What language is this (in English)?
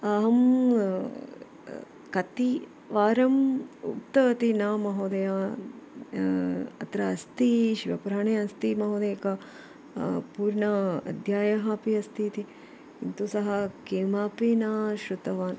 Sanskrit